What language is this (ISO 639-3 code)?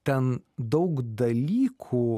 lit